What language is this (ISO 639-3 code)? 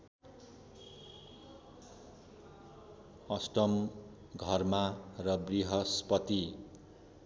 nep